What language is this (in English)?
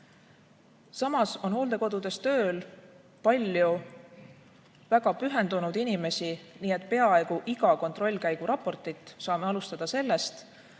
Estonian